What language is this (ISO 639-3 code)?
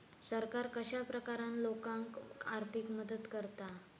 mar